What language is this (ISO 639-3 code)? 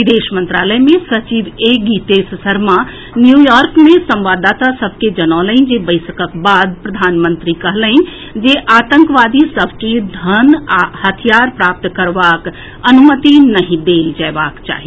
mai